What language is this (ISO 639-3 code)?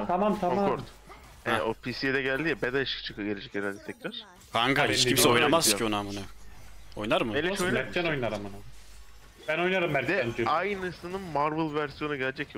tur